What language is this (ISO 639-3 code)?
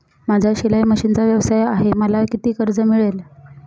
mar